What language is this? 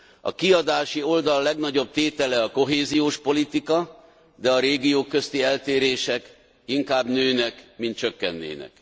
Hungarian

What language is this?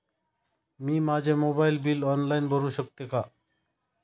Marathi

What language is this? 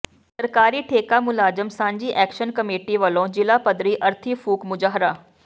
Punjabi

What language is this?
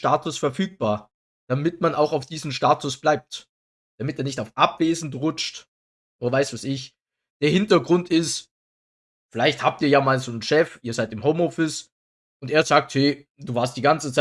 German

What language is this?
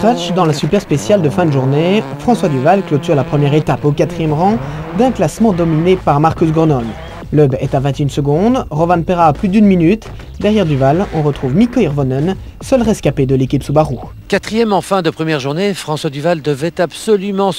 French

